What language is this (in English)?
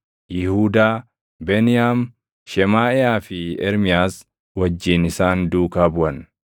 Oromo